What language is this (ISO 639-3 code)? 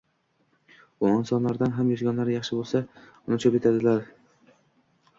uzb